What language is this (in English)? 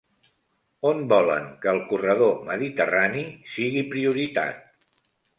Catalan